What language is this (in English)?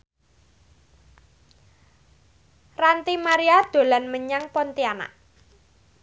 Javanese